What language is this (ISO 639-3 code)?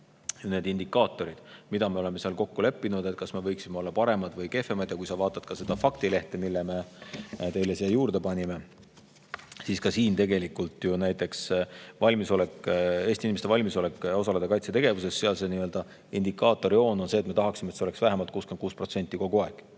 est